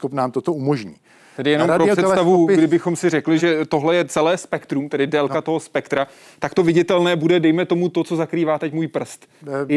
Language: Czech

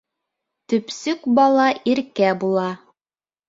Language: Bashkir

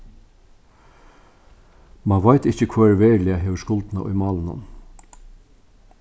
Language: Faroese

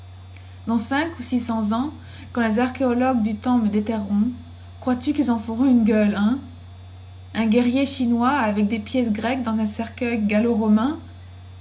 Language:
French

